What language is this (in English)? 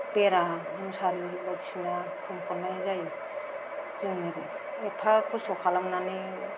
Bodo